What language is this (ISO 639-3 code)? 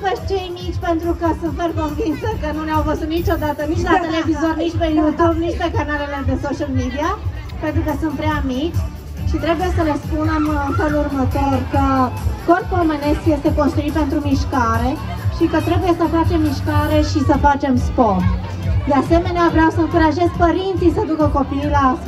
ron